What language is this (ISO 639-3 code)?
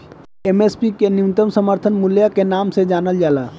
bho